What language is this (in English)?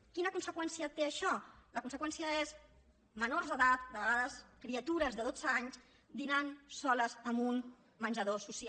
Catalan